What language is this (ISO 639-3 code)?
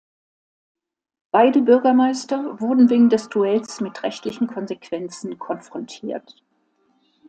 deu